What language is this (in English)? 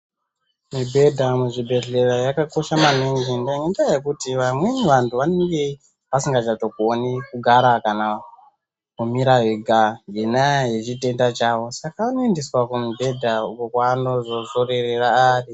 Ndau